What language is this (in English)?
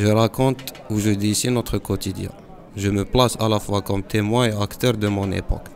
French